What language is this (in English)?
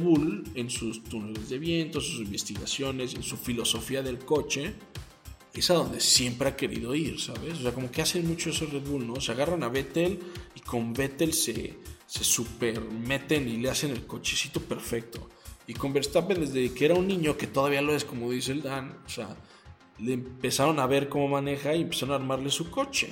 Spanish